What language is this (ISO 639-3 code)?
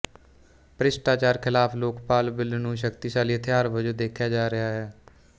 pan